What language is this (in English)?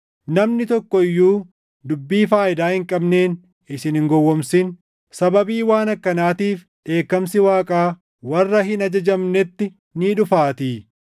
Oromo